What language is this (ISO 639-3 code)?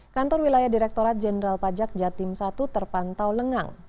ind